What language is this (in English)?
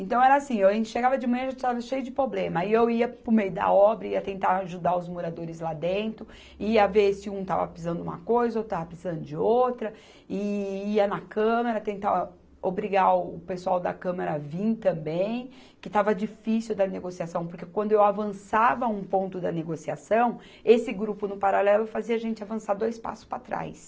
Portuguese